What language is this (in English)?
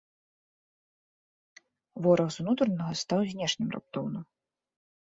Belarusian